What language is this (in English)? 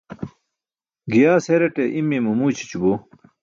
Burushaski